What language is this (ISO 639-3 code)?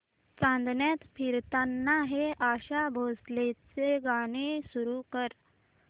mar